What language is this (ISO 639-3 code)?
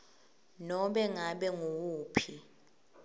ssw